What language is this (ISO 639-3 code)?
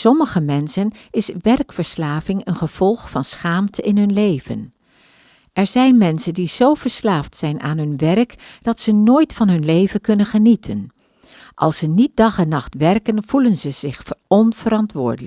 nld